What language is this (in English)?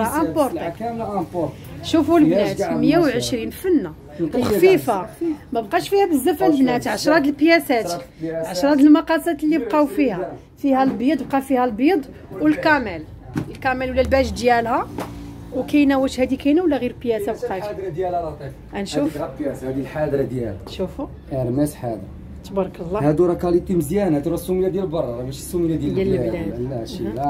Arabic